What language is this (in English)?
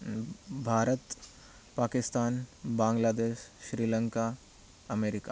Sanskrit